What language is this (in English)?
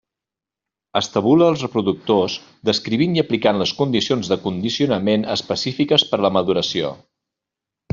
Catalan